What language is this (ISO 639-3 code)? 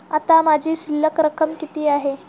mar